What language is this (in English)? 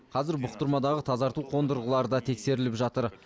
Kazakh